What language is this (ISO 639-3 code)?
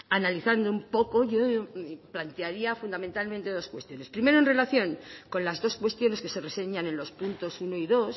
spa